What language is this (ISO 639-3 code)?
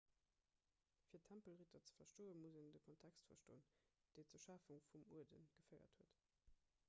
ltz